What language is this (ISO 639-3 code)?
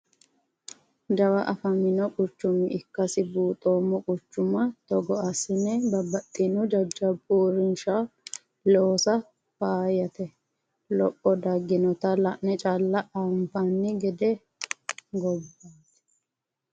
sid